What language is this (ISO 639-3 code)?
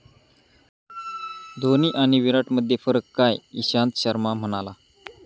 mar